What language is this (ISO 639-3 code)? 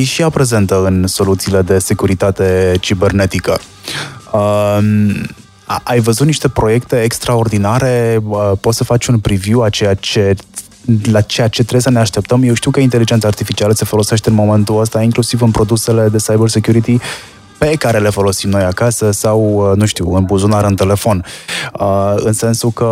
ron